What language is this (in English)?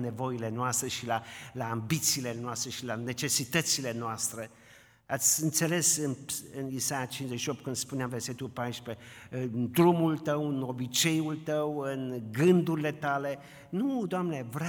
Romanian